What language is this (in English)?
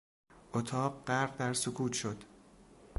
Persian